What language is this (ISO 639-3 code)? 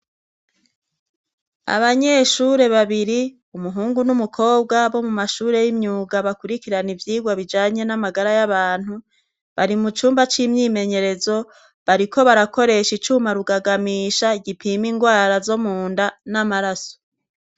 run